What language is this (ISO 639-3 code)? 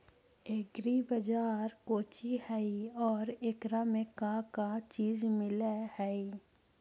mag